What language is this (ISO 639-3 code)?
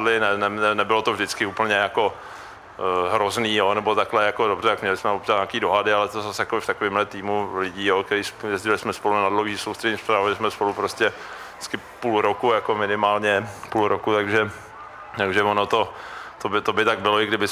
ces